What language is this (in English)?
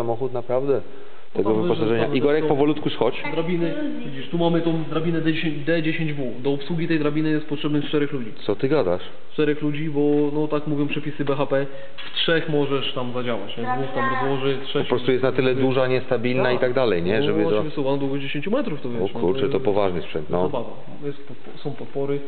Polish